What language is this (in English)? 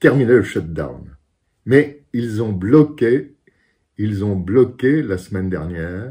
French